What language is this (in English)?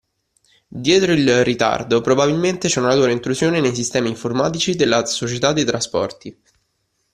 Italian